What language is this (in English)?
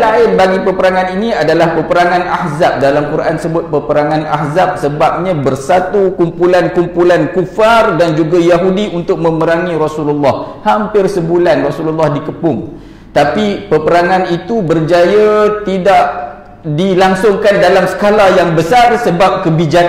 Malay